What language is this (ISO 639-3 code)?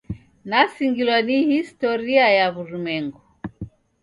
dav